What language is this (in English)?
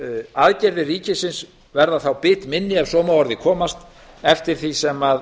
Icelandic